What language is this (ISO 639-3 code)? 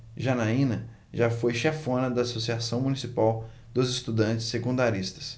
por